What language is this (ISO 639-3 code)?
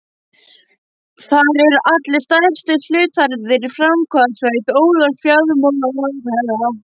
isl